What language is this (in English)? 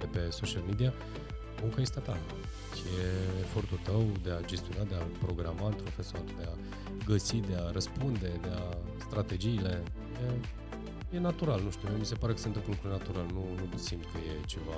Romanian